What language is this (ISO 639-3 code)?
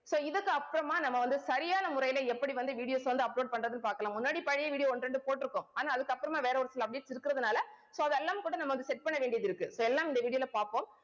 tam